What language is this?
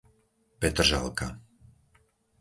Slovak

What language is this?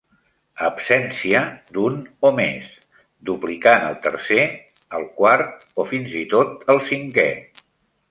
Catalan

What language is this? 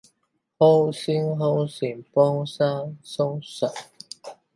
Min Nan Chinese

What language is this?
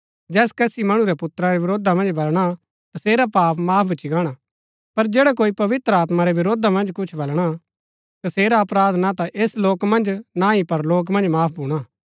Gaddi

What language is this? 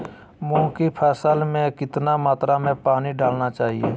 Magahi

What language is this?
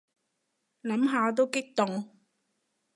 Cantonese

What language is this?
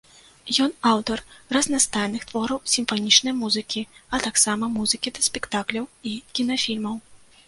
Belarusian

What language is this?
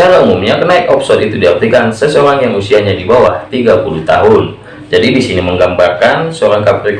Indonesian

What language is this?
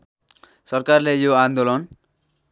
Nepali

